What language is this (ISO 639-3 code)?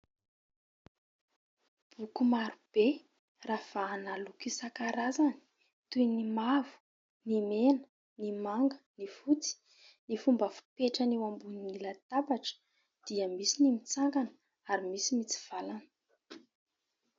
mlg